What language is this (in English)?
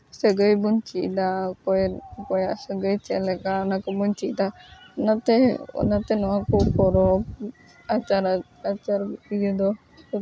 Santali